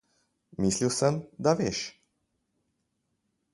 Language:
Slovenian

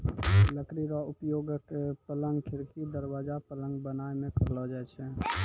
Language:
Maithili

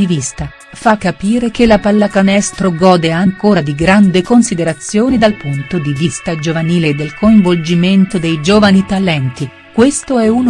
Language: Italian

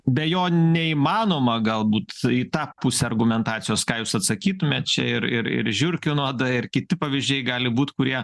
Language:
Lithuanian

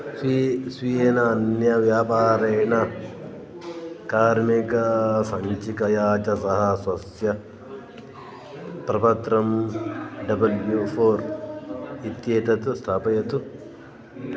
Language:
Sanskrit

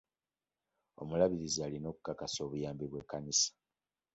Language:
Ganda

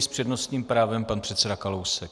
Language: Czech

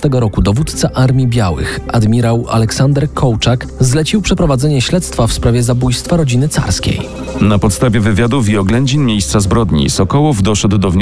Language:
Polish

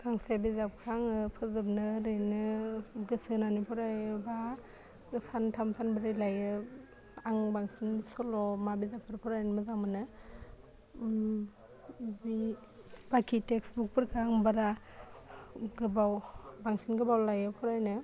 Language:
Bodo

